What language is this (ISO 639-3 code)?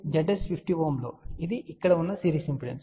tel